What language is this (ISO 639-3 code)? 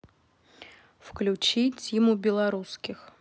rus